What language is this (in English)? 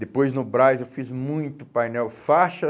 Portuguese